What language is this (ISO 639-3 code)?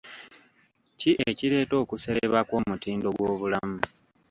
lug